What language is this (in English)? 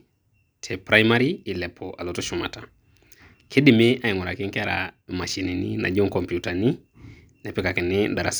Masai